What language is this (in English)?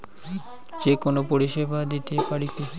Bangla